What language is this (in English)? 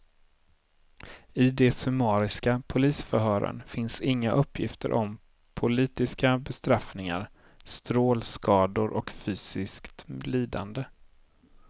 Swedish